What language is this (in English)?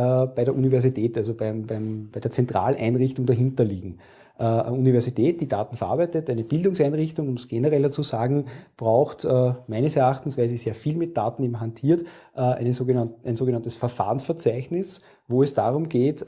German